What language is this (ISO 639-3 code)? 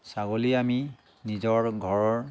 asm